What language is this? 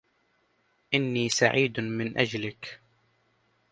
Arabic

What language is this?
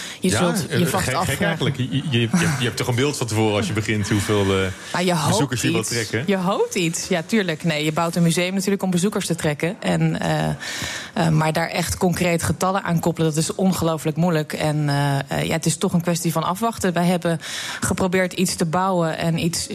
Dutch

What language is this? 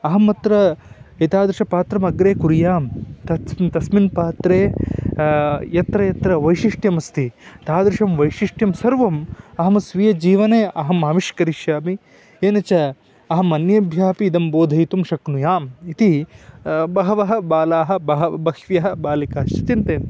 Sanskrit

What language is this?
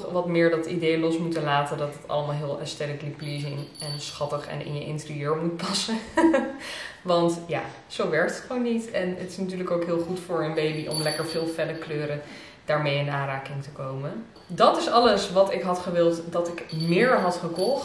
Dutch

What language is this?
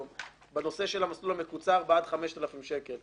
Hebrew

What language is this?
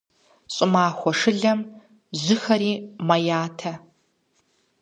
Kabardian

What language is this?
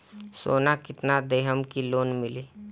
Bhojpuri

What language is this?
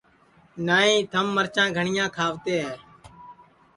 Sansi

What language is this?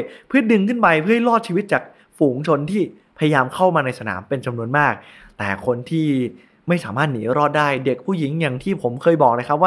Thai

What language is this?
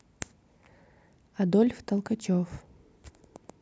Russian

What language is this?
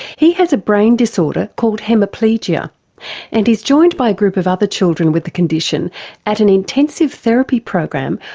English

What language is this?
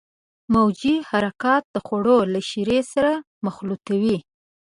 Pashto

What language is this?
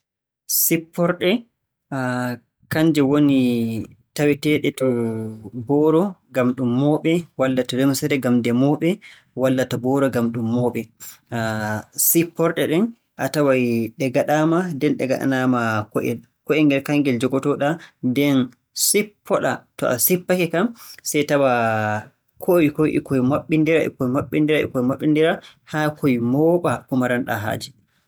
Borgu Fulfulde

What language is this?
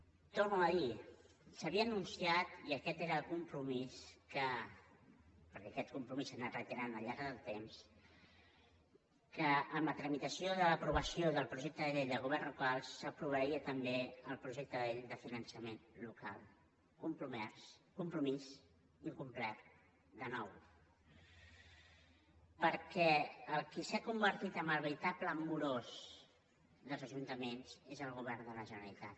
Catalan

